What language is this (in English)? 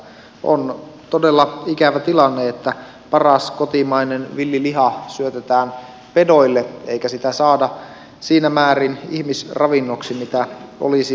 Finnish